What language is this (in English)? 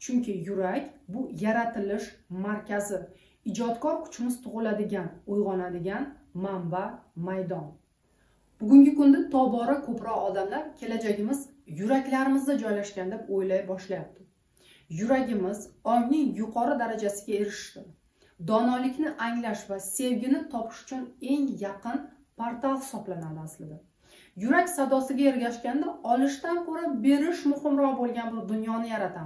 Turkish